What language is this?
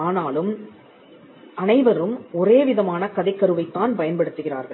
Tamil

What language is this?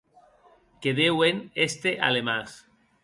Occitan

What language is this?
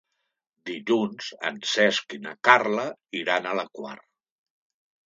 Catalan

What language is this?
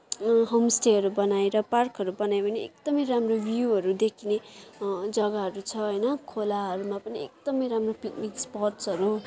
Nepali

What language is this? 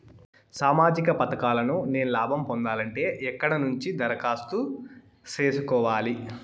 Telugu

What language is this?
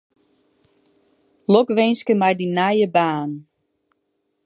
Western Frisian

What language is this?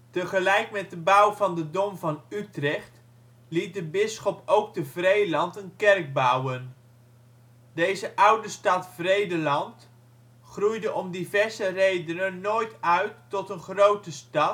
Dutch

